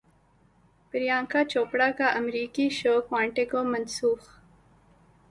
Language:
Urdu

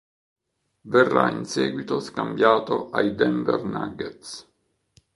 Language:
Italian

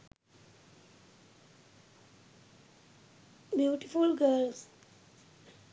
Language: Sinhala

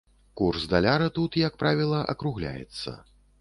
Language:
Belarusian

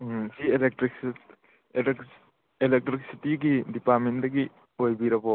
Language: Manipuri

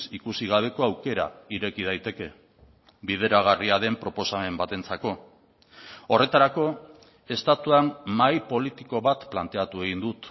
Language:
Basque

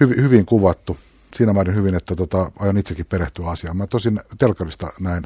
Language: Finnish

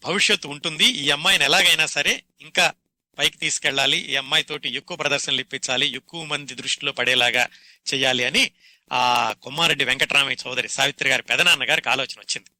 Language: Telugu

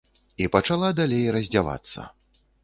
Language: Belarusian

